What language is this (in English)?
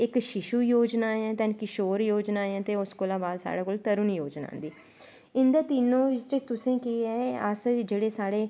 Dogri